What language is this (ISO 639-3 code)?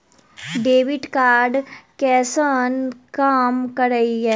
mai